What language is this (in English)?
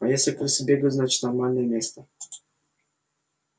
Russian